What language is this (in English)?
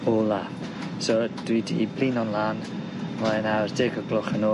Welsh